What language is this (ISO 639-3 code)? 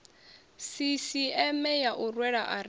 ven